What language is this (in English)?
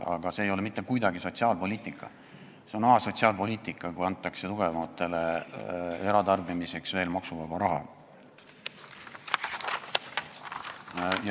Estonian